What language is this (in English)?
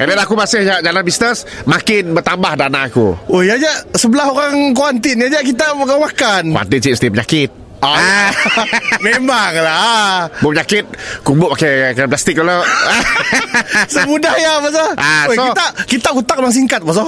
Malay